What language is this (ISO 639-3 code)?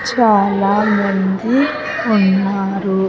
tel